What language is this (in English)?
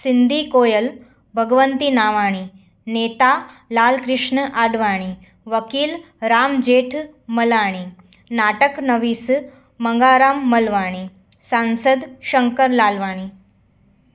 Sindhi